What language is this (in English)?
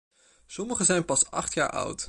Dutch